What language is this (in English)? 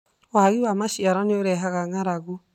Kikuyu